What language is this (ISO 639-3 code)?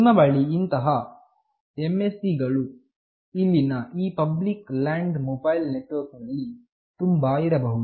kan